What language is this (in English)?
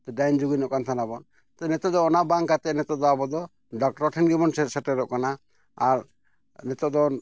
Santali